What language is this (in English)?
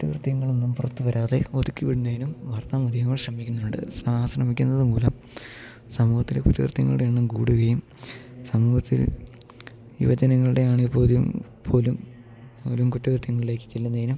Malayalam